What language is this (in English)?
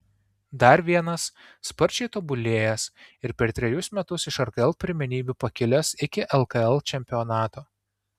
Lithuanian